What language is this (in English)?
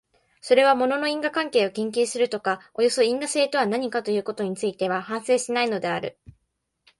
Japanese